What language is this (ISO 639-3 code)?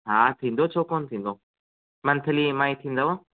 snd